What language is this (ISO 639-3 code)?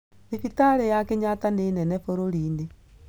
kik